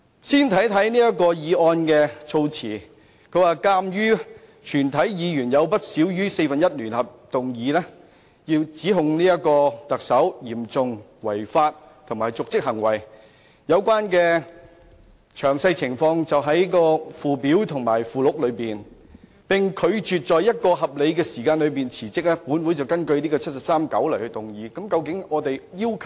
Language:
Cantonese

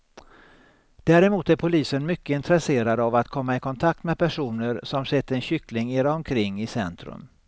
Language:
Swedish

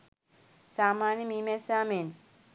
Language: Sinhala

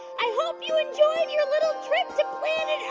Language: English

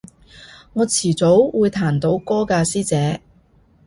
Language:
Cantonese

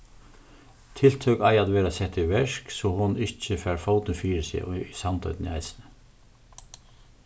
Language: Faroese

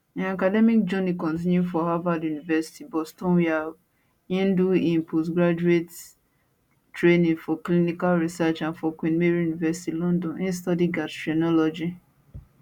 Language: Nigerian Pidgin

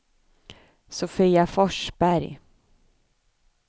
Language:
Swedish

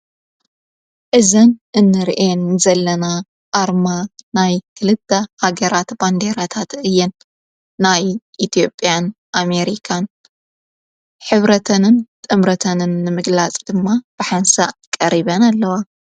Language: Tigrinya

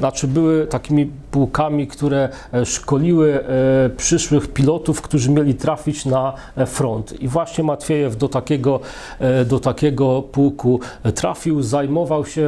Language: Polish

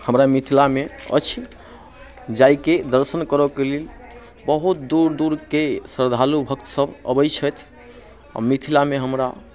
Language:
Maithili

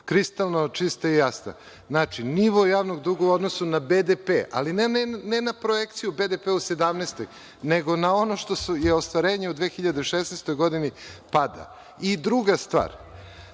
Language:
Serbian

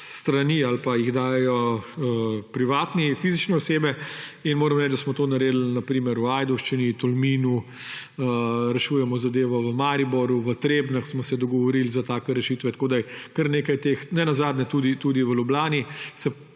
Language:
Slovenian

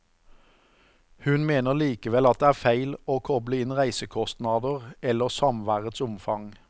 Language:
Norwegian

